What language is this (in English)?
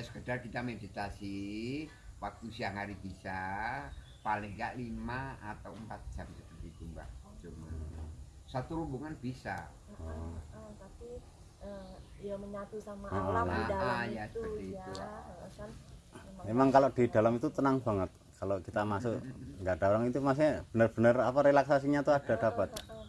Indonesian